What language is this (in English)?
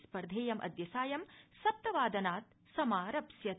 Sanskrit